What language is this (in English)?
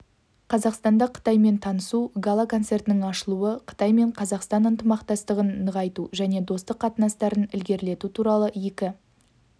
Kazakh